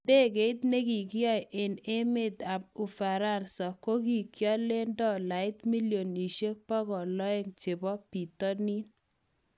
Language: Kalenjin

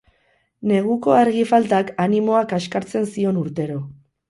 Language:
Basque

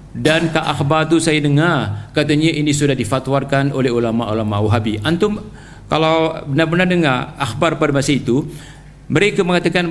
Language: Malay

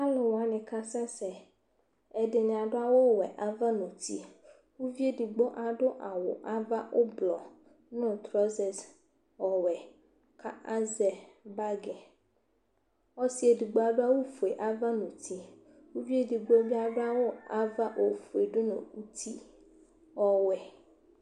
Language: Ikposo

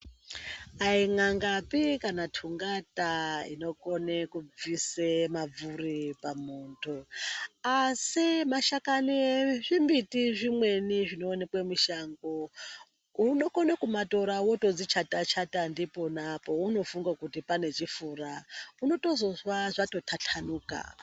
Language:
Ndau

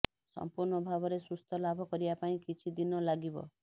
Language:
Odia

